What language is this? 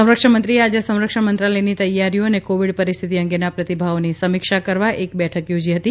Gujarati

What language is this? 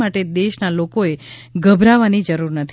Gujarati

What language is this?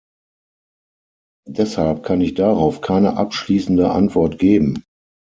German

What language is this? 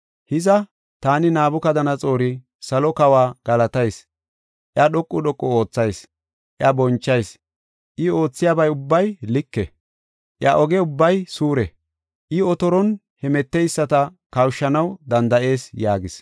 Gofa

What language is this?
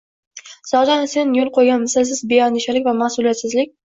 Uzbek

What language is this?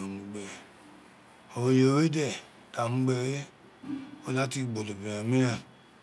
Isekiri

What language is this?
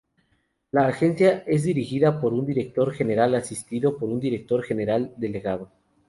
Spanish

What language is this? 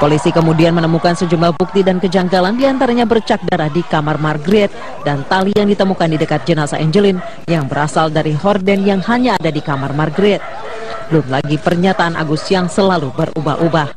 Indonesian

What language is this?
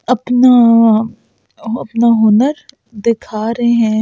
Hindi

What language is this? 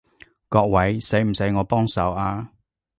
Cantonese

